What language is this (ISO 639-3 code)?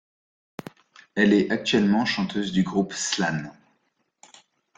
fra